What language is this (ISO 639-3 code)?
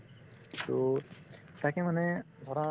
asm